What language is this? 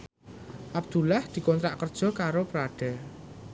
Javanese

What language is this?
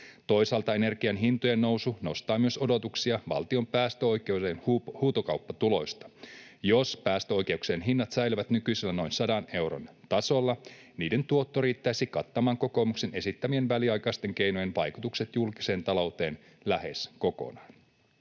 Finnish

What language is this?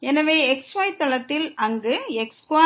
Tamil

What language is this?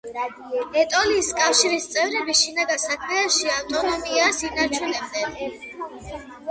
Georgian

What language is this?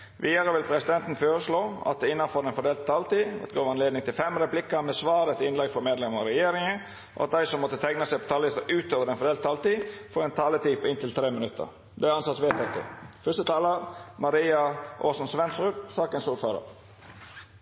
Norwegian Nynorsk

